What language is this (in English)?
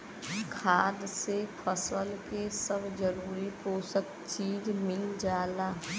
Bhojpuri